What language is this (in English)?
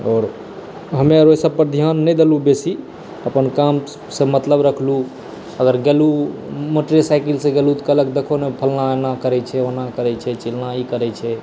Maithili